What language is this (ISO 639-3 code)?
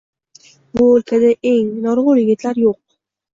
uzb